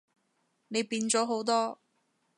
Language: Cantonese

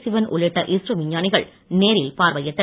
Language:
Tamil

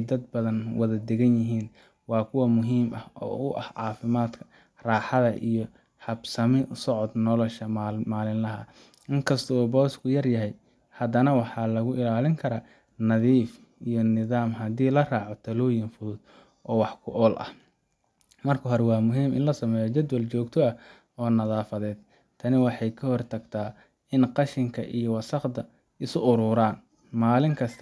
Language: Somali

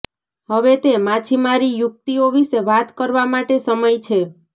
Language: Gujarati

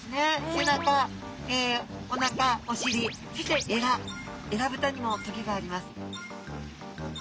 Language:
Japanese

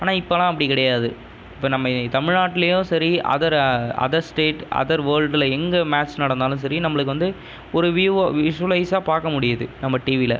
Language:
Tamil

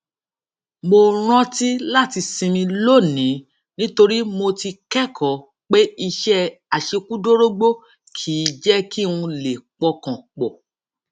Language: Yoruba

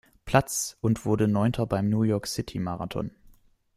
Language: German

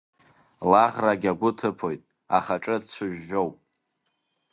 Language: Abkhazian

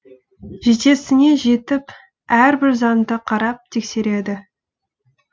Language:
Kazakh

